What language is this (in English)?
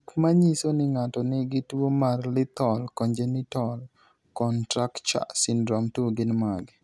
Luo (Kenya and Tanzania)